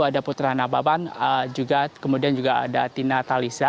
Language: Indonesian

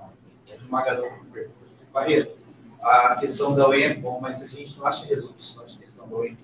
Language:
Portuguese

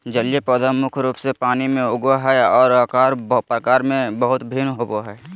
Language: Magahi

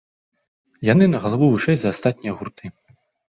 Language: Belarusian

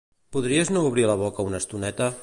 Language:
Catalan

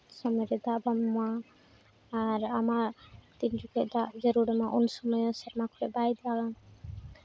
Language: Santali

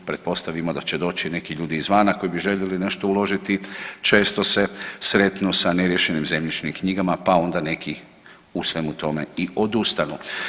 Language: Croatian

